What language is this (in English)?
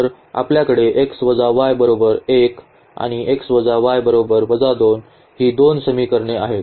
Marathi